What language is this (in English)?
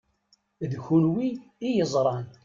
Kabyle